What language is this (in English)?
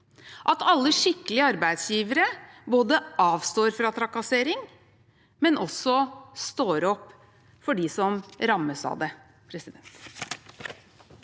Norwegian